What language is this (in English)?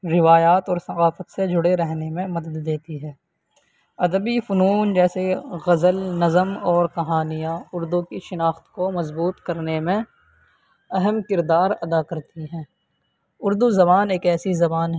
Urdu